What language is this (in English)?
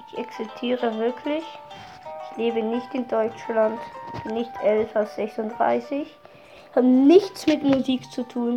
German